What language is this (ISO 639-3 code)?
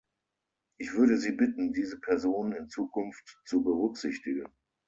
deu